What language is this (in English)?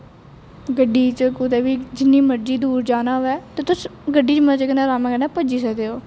Dogri